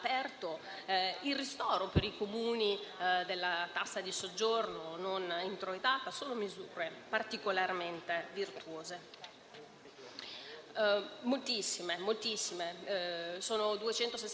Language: Italian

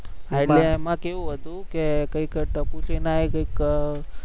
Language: Gujarati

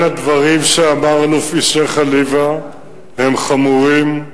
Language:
Hebrew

